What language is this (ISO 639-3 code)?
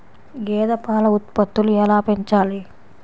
tel